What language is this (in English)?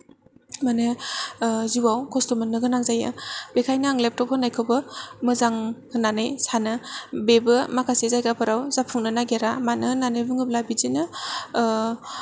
Bodo